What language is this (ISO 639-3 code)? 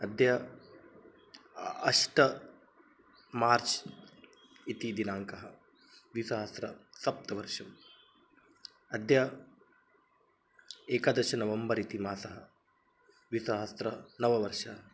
san